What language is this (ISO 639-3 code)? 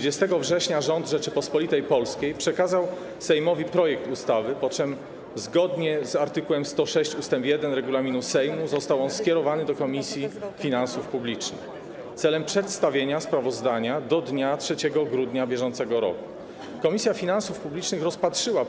pol